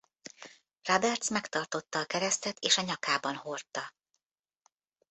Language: Hungarian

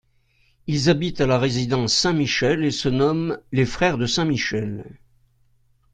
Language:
French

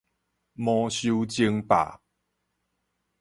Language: Min Nan Chinese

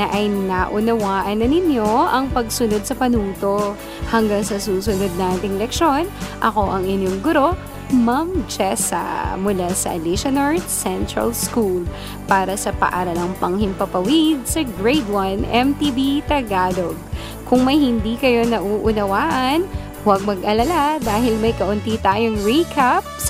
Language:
Filipino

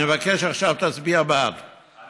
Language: Hebrew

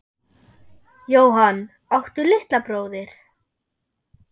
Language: Icelandic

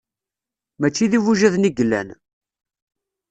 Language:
Kabyle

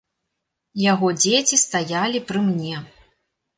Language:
Belarusian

